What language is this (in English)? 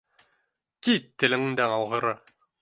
Bashkir